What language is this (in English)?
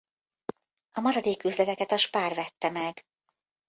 Hungarian